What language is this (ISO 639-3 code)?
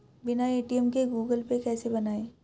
hin